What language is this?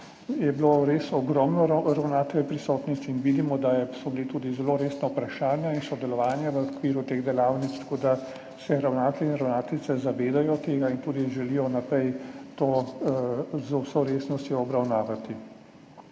Slovenian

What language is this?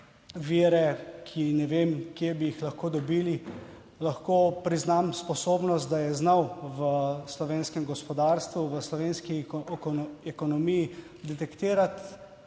Slovenian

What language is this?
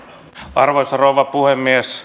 Finnish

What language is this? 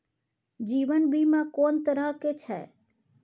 Maithili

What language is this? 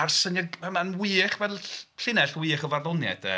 Welsh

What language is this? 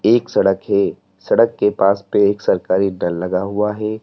Hindi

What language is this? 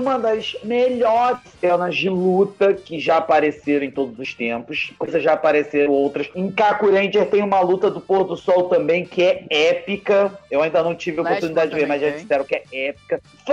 Portuguese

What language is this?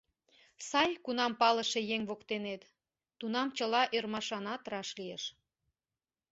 Mari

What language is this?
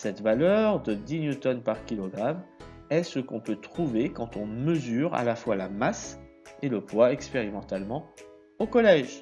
French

